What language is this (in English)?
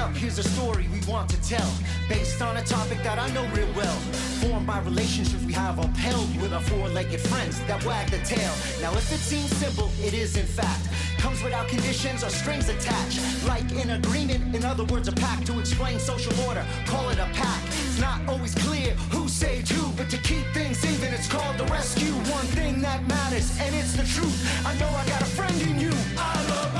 French